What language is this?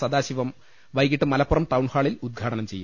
Malayalam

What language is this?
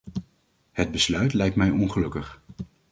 Dutch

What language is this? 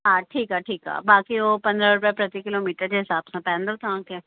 Sindhi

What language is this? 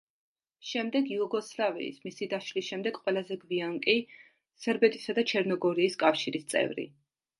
Georgian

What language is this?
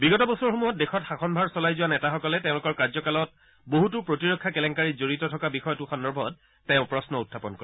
Assamese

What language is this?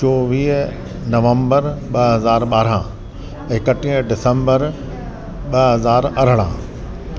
Sindhi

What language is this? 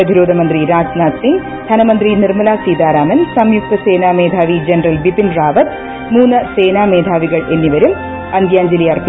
Malayalam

